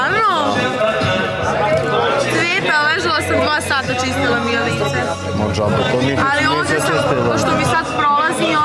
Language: Romanian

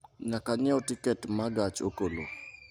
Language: Luo (Kenya and Tanzania)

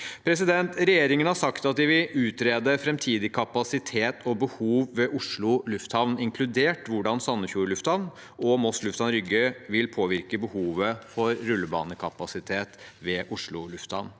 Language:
Norwegian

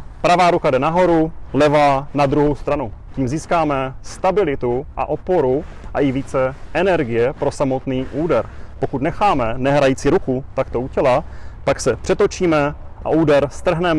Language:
Czech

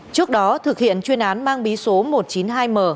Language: Vietnamese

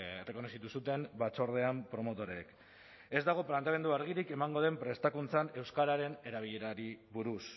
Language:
Basque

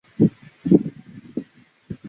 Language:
Chinese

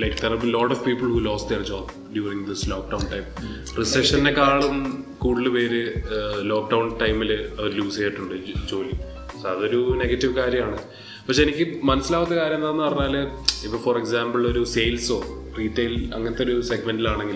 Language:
Malayalam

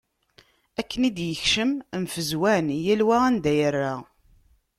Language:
Kabyle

